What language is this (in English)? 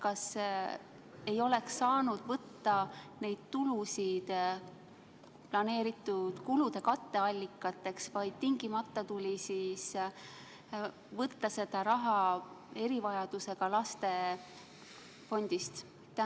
Estonian